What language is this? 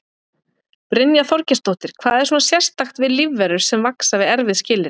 Icelandic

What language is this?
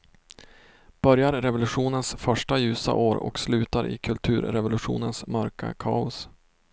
Swedish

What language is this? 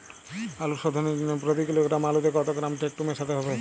Bangla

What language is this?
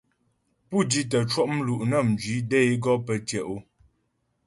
Ghomala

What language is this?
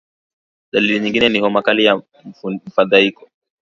Swahili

